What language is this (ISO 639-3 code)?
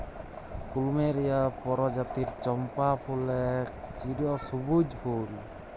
ben